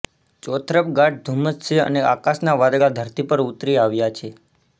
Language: Gujarati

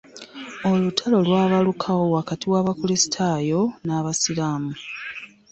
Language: Ganda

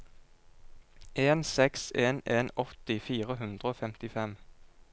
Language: Norwegian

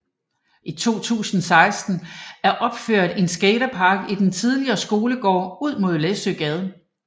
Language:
Danish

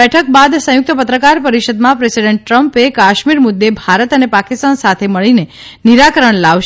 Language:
Gujarati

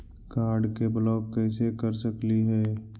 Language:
Magahi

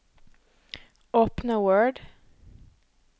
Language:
Norwegian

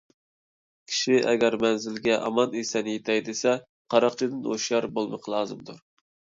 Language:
Uyghur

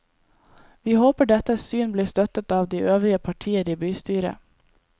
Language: Norwegian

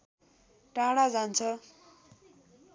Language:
Nepali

